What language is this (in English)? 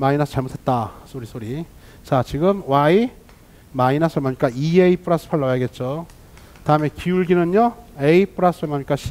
Korean